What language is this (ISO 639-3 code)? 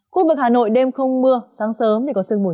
vie